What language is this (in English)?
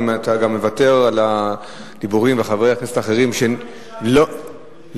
Hebrew